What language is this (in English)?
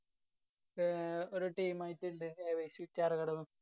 Malayalam